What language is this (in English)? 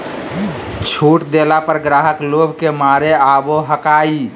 Magahi